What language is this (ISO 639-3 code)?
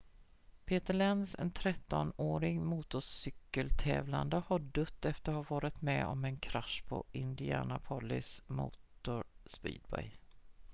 swe